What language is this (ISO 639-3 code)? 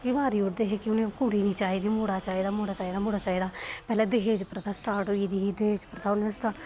doi